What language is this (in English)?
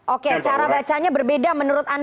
Indonesian